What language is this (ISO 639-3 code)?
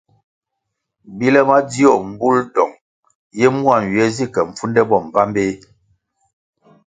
nmg